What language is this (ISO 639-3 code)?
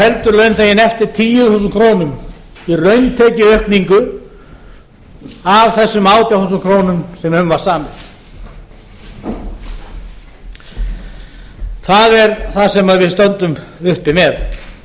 isl